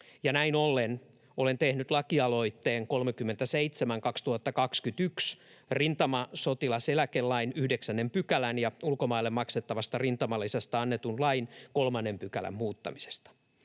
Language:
Finnish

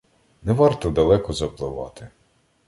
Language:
Ukrainian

